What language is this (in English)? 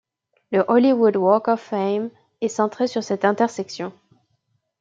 French